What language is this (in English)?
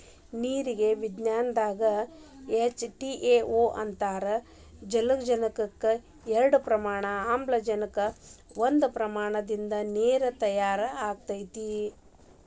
Kannada